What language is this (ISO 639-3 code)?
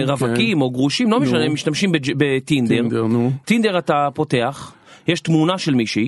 heb